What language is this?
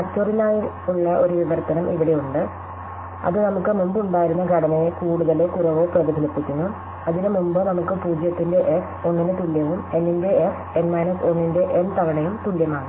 Malayalam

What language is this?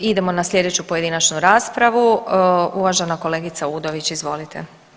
Croatian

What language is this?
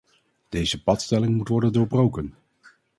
Dutch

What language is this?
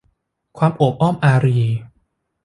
Thai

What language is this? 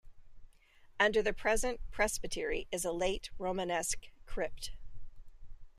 English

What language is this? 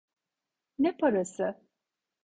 Turkish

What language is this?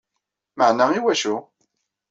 Kabyle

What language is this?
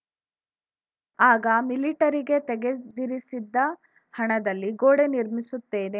Kannada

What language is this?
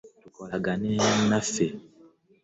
Ganda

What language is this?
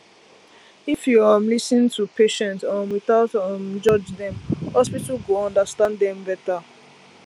Nigerian Pidgin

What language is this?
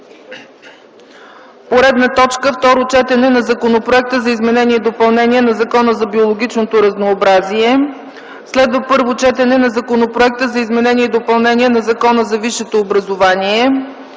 Bulgarian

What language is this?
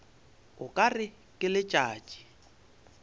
Northern Sotho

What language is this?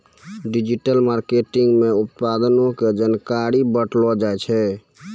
Maithili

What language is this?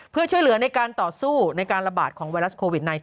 Thai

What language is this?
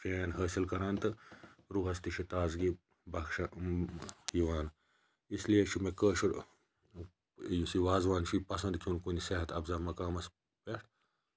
Kashmiri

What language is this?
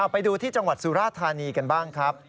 Thai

